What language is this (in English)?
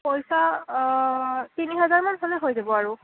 Assamese